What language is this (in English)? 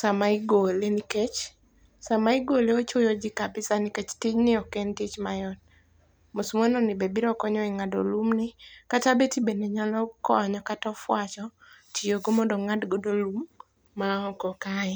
Luo (Kenya and Tanzania)